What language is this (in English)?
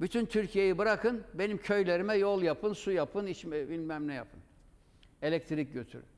Turkish